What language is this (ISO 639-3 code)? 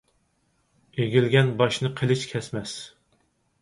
uig